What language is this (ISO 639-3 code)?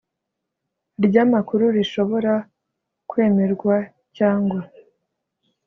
kin